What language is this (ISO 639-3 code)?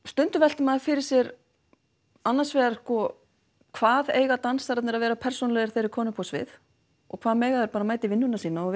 isl